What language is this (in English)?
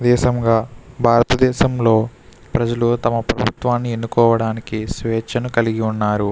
Telugu